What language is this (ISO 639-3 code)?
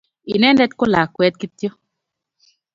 kln